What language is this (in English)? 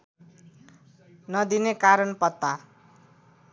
Nepali